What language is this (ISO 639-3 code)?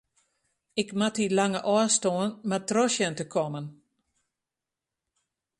fry